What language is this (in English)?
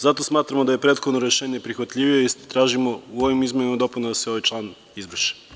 Serbian